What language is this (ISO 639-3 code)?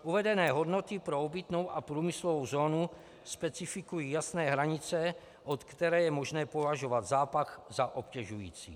ces